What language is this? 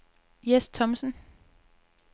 Danish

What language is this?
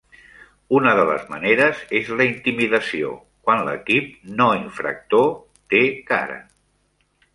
Catalan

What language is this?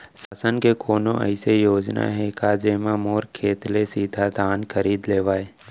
Chhattisgarhi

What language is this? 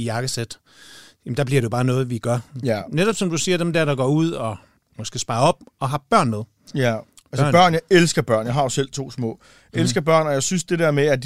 Danish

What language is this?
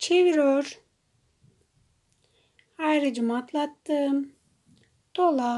Turkish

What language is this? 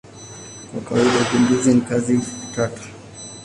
Swahili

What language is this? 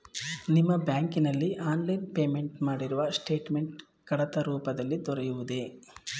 Kannada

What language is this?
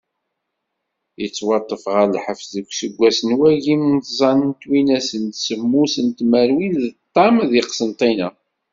Kabyle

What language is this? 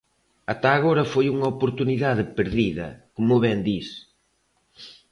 Galician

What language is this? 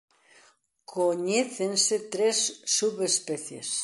Galician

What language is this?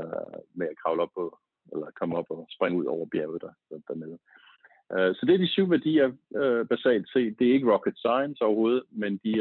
Danish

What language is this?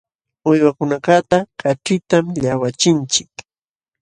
Jauja Wanca Quechua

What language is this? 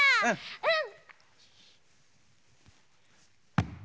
Japanese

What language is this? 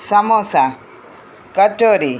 Gujarati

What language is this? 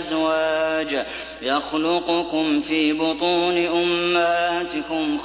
Arabic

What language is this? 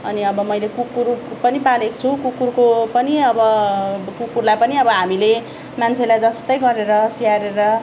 Nepali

